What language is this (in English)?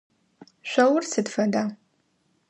Adyghe